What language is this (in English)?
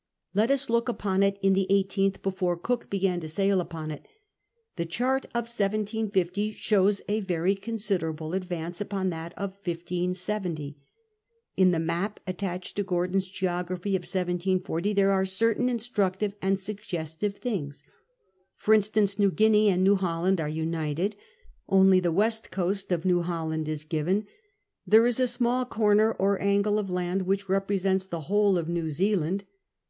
English